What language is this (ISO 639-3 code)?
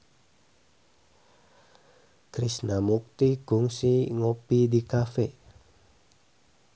sun